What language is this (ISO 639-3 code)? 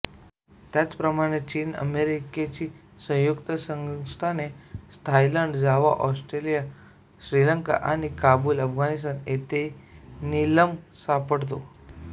mar